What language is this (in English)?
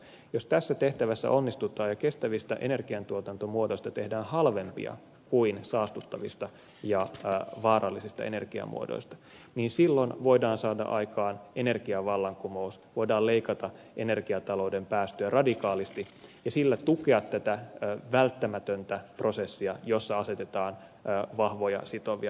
Finnish